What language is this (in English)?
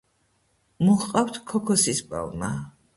Georgian